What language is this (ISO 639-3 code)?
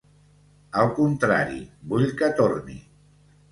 cat